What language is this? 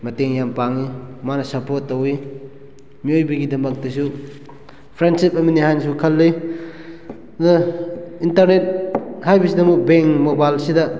Manipuri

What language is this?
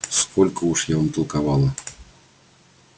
Russian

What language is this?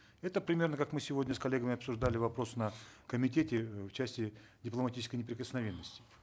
Kazakh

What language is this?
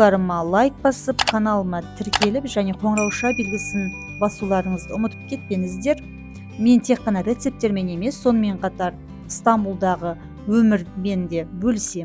Turkish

